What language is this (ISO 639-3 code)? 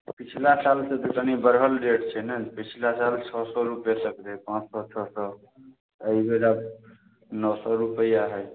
mai